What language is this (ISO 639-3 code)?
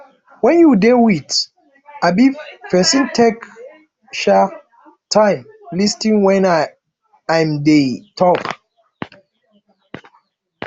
pcm